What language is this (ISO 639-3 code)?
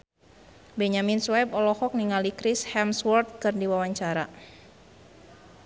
sun